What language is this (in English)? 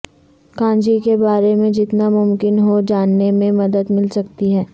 Urdu